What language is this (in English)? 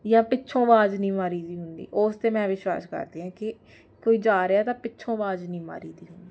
Punjabi